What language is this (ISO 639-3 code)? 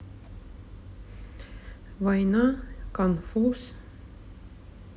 rus